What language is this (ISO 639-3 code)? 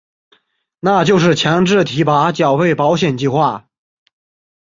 zho